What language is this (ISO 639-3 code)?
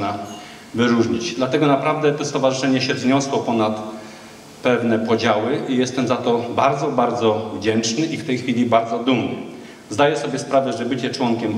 pol